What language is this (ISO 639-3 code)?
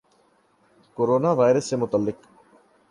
urd